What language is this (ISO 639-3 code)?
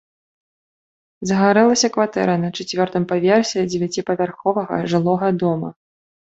bel